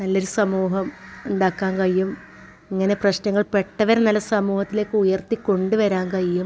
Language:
Malayalam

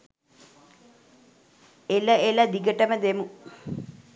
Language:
Sinhala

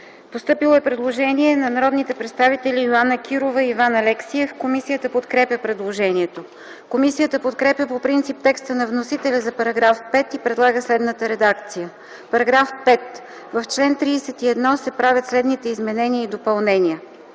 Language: Bulgarian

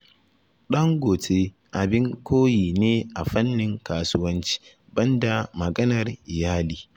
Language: Hausa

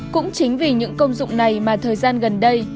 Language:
Vietnamese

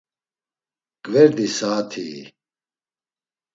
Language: Laz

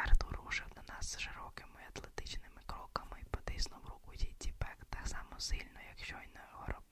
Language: Ukrainian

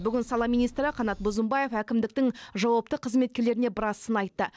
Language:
Kazakh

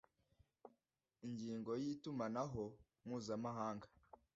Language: Kinyarwanda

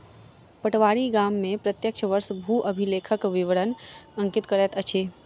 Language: Maithili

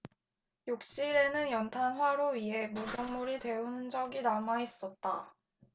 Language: Korean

